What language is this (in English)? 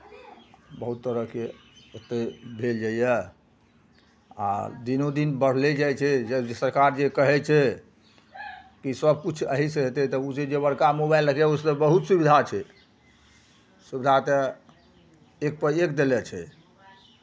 Maithili